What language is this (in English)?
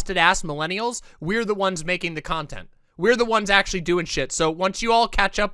English